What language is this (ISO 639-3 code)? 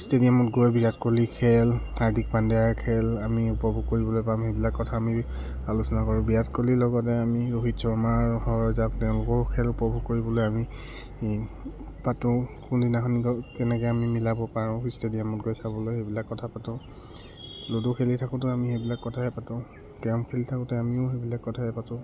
asm